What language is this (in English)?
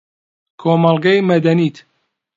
Central Kurdish